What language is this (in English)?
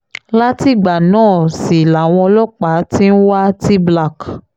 Yoruba